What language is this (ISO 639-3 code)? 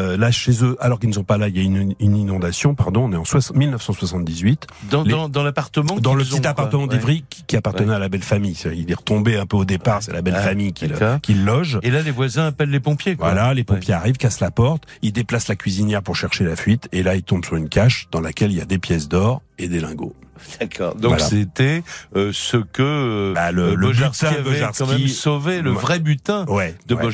fra